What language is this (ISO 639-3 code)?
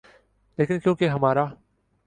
urd